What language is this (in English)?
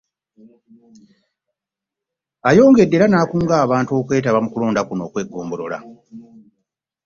Ganda